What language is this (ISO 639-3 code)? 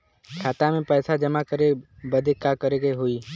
bho